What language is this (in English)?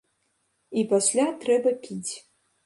Belarusian